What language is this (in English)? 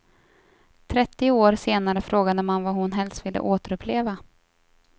Swedish